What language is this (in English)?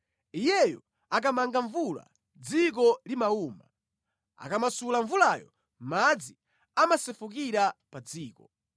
Nyanja